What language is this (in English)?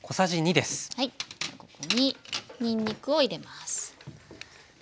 Japanese